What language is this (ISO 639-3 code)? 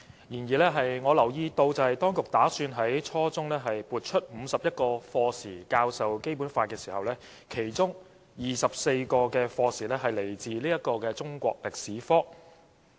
yue